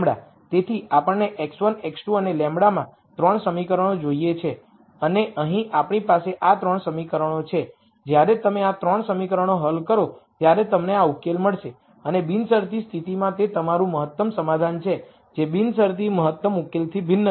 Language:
Gujarati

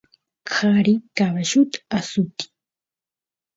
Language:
Santiago del Estero Quichua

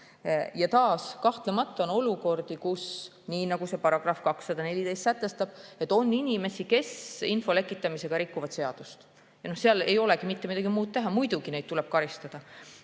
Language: Estonian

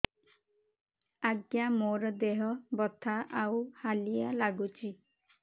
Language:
Odia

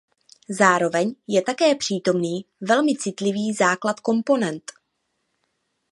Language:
Czech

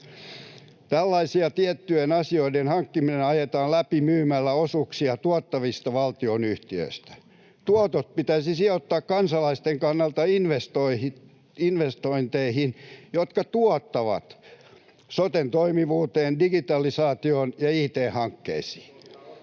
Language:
Finnish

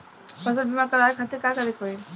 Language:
Bhojpuri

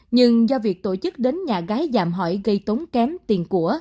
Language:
Vietnamese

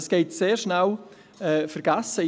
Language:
Swiss German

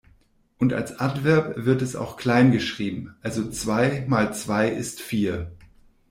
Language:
German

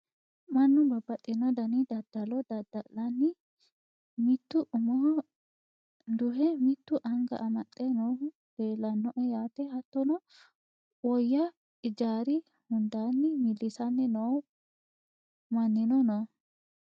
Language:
Sidamo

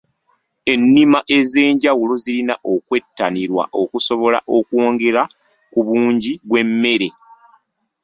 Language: Ganda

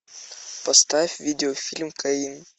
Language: Russian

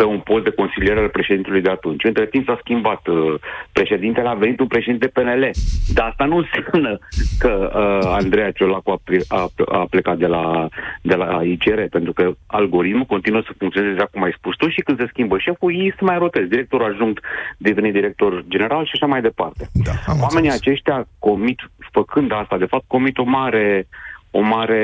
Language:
Romanian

